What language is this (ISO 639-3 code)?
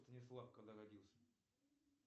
rus